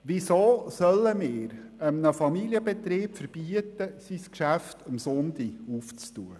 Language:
Swiss German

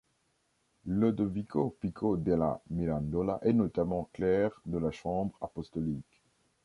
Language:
French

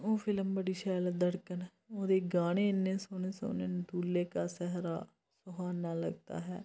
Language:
Dogri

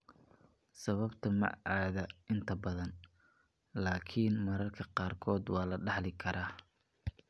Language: Somali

